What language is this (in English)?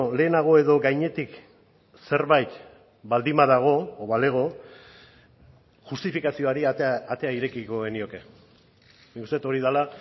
Basque